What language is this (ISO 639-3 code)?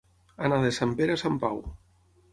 cat